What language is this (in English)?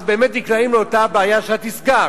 Hebrew